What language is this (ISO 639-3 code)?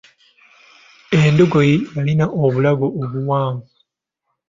lug